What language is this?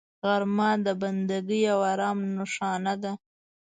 Pashto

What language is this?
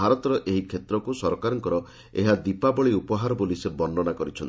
Odia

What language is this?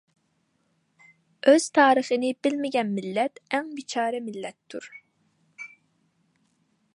Uyghur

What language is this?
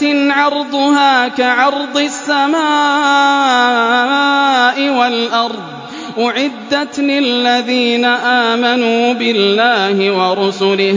Arabic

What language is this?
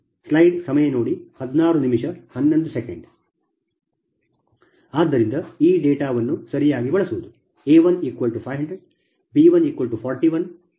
Kannada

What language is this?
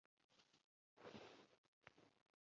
Kinyarwanda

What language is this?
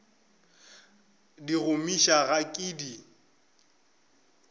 Northern Sotho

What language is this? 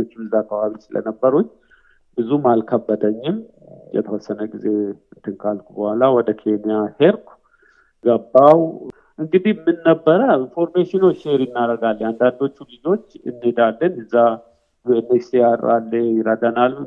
Amharic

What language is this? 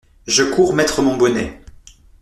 French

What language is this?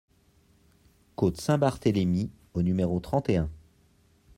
French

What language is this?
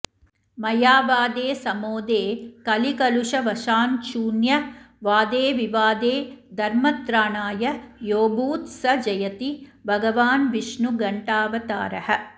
Sanskrit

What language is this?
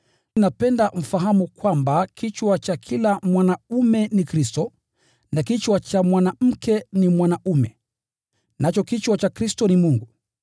Swahili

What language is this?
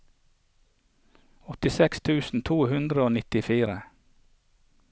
Norwegian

